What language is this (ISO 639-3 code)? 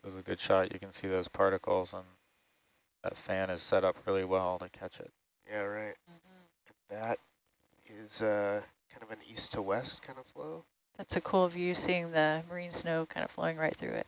eng